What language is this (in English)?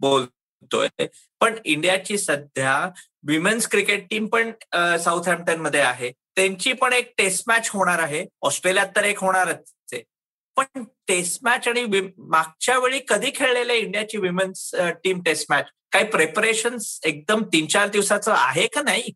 Marathi